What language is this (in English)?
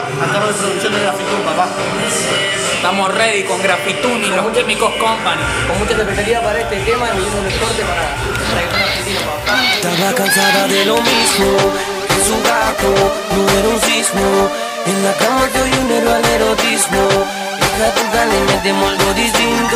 Romanian